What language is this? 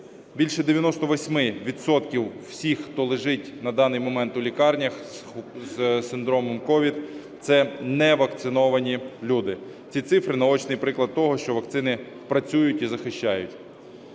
Ukrainian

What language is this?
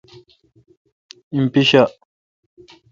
Kalkoti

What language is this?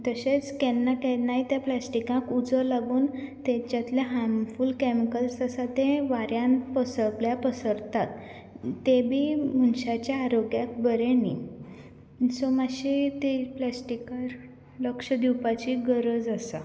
Konkani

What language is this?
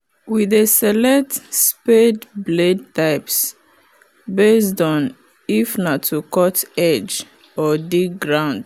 Nigerian Pidgin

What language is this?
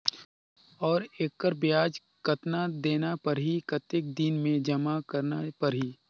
Chhattisgarhi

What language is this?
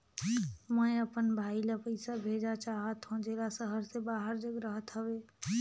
Chhattisgarhi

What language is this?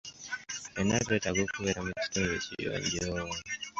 Ganda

